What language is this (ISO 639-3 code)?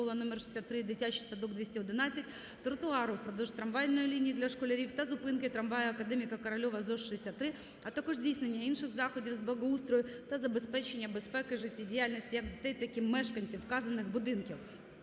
ukr